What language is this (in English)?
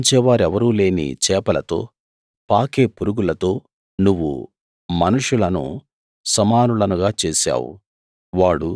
Telugu